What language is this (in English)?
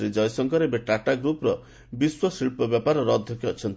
Odia